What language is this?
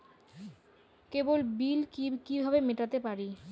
Bangla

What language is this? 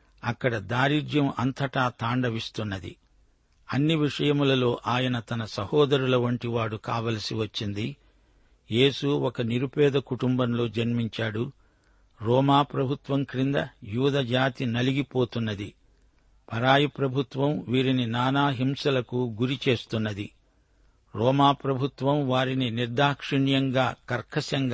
Telugu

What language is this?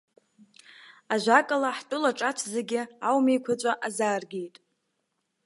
Abkhazian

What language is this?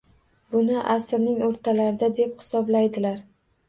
Uzbek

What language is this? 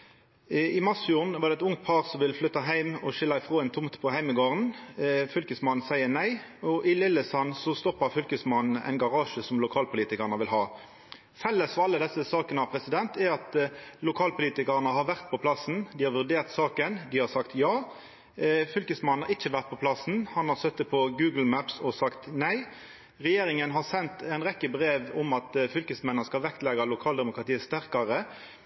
Norwegian Nynorsk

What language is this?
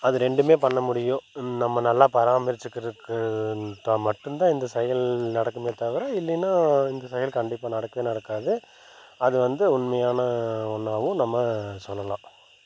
Tamil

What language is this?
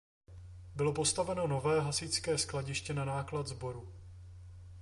Czech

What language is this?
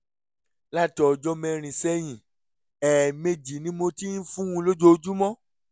Yoruba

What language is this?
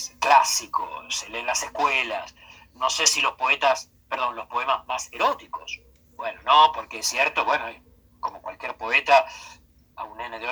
Spanish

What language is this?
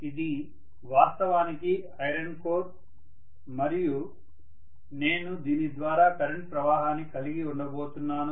Telugu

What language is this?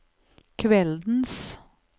Norwegian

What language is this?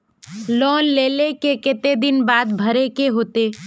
Magahi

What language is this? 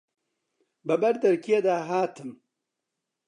Central Kurdish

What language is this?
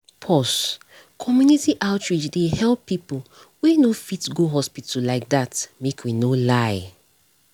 Nigerian Pidgin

